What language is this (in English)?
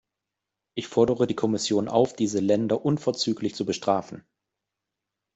German